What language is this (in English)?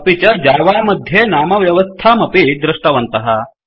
Sanskrit